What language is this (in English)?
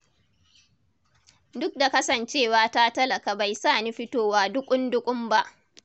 Hausa